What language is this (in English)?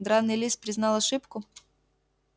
Russian